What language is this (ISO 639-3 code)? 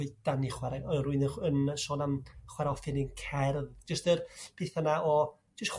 cym